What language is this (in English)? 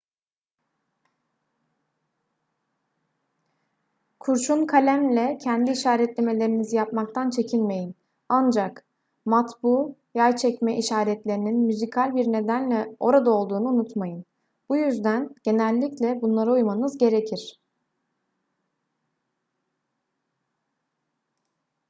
Turkish